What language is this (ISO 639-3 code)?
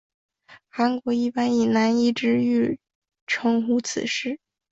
zho